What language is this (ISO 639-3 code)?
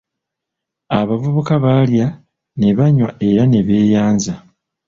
lug